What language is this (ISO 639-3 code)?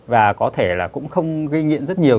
vie